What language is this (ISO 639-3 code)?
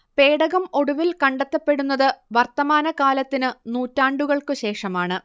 mal